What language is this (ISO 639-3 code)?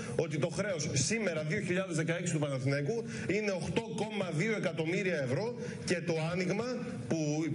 ell